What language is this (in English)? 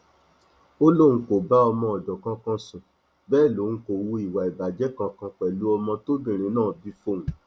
Yoruba